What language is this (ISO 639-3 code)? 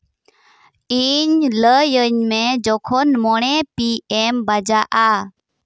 sat